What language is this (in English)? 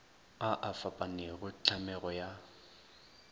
Northern Sotho